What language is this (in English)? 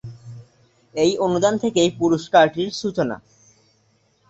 Bangla